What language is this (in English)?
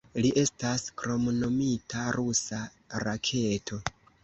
Esperanto